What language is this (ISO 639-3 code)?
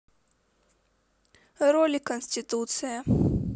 rus